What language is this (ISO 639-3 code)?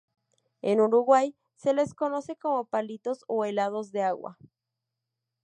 spa